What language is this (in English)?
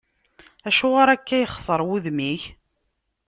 Kabyle